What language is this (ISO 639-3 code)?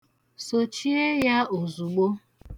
ibo